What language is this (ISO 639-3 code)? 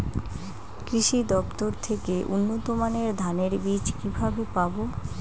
ben